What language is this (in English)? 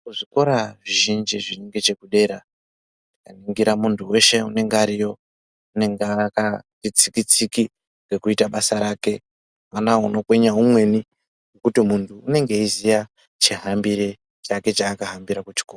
Ndau